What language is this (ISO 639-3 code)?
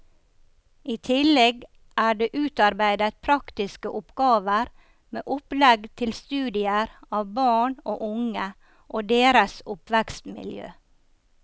nor